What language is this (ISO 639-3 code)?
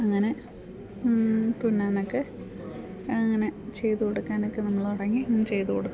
mal